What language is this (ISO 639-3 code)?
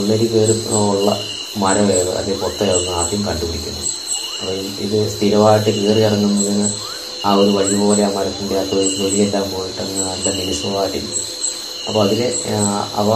mal